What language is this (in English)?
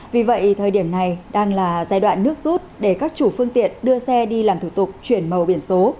Vietnamese